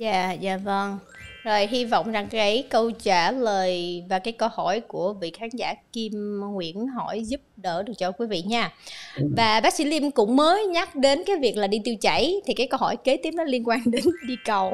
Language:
Vietnamese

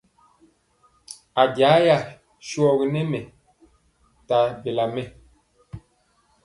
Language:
Mpiemo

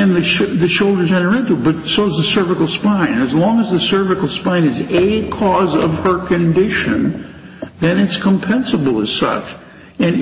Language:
English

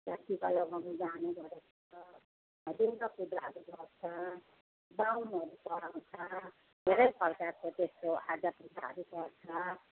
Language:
Nepali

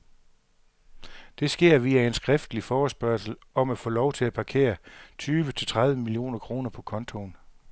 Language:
Danish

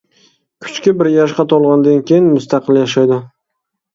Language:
Uyghur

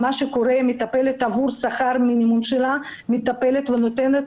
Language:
Hebrew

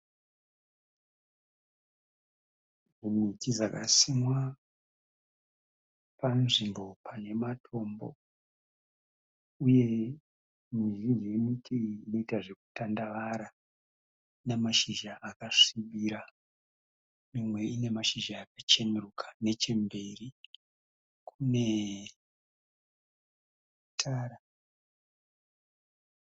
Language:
Shona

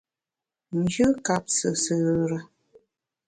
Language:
Bamun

